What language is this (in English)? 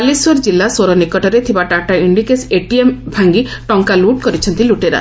Odia